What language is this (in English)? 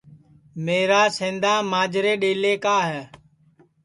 Sansi